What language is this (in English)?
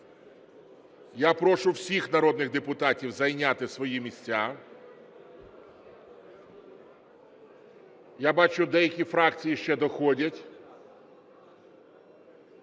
Ukrainian